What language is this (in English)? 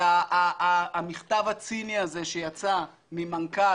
Hebrew